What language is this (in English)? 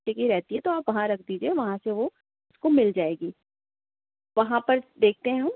Urdu